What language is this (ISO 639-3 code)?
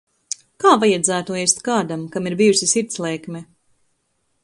lav